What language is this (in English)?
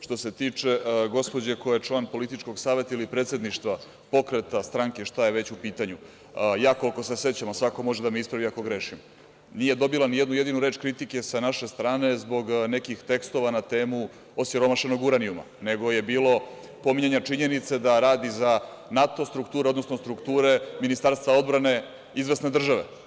Serbian